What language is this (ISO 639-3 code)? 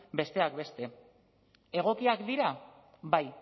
eus